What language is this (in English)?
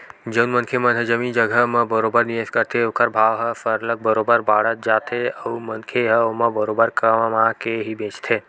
Chhattisgarhi